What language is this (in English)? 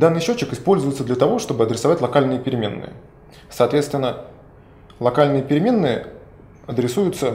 Russian